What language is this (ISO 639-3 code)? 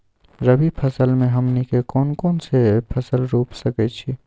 mag